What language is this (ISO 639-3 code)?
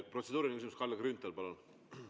est